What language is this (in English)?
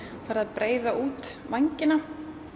Icelandic